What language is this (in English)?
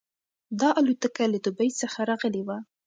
Pashto